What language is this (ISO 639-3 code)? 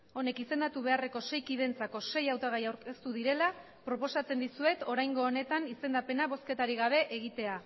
eus